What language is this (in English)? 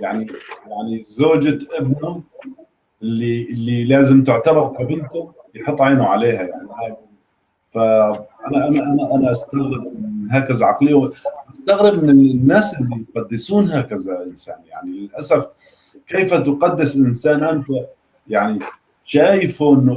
Arabic